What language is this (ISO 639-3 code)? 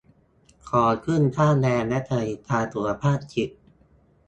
tha